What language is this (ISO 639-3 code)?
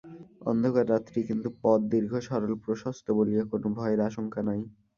ben